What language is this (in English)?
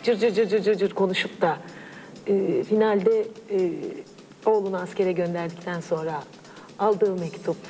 Turkish